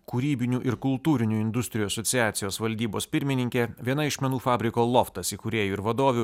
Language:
Lithuanian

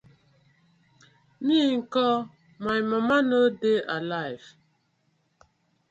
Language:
Nigerian Pidgin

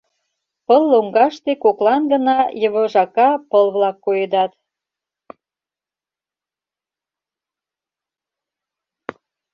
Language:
Mari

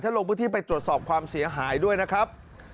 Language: Thai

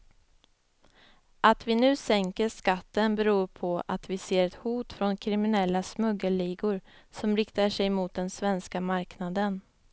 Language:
Swedish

